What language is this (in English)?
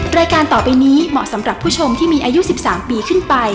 Thai